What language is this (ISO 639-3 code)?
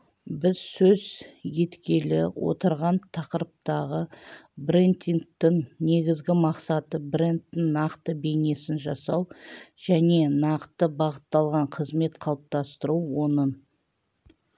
kaz